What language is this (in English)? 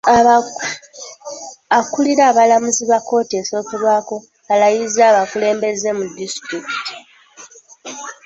Ganda